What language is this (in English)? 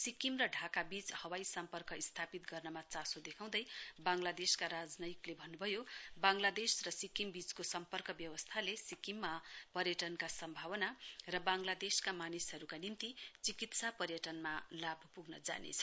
Nepali